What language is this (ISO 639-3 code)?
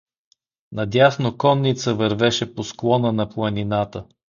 bul